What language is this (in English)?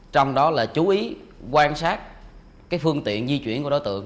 Vietnamese